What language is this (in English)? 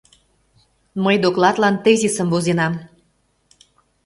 Mari